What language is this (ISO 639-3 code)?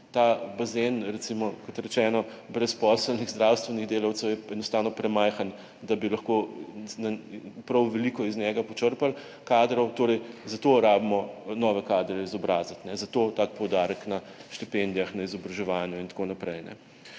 slv